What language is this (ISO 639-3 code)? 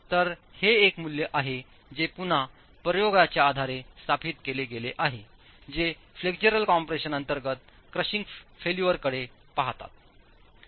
mar